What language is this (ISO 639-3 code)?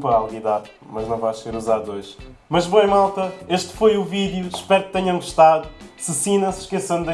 por